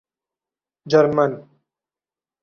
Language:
Urdu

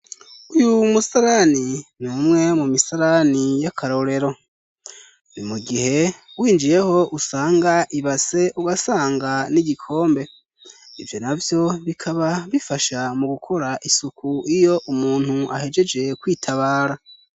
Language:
Rundi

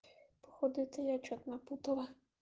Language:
Russian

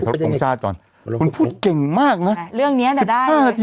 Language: Thai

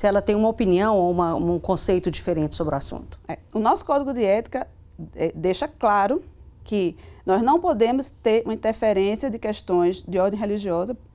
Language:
Portuguese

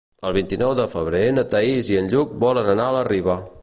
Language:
Catalan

